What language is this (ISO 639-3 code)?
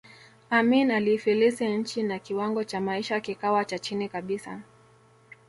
swa